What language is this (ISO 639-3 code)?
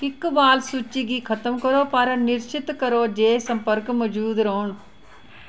doi